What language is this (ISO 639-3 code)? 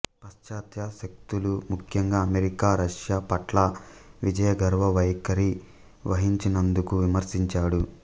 tel